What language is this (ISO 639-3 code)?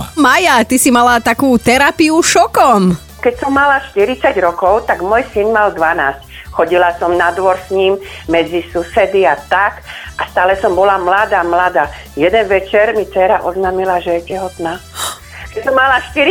slk